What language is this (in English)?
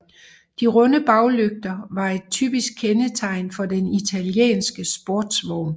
Danish